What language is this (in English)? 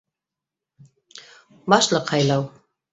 Bashkir